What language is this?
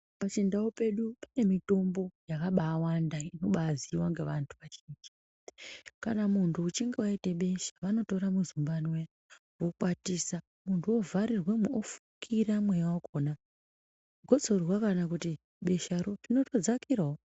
Ndau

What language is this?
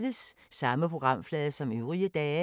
Danish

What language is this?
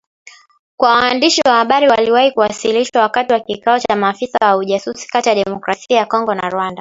Swahili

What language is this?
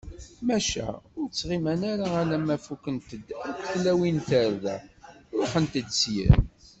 Kabyle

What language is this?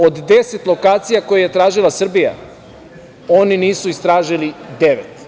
Serbian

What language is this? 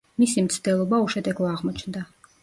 Georgian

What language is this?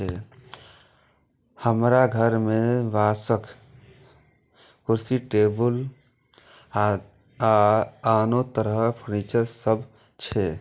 Maithili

